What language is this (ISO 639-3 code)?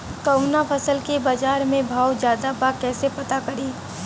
bho